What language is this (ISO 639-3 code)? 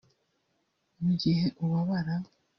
kin